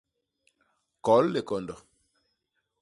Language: Basaa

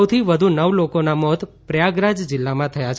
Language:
Gujarati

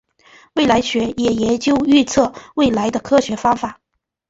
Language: Chinese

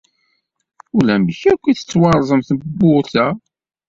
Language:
Kabyle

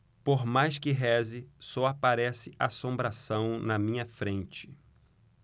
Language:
Portuguese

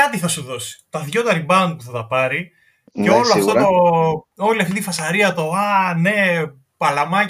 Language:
Greek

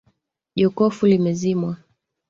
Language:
Swahili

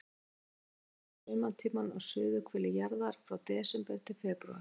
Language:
Icelandic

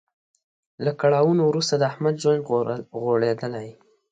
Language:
Pashto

